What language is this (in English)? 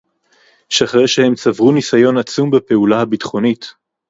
Hebrew